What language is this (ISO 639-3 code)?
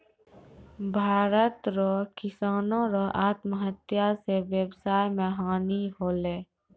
mai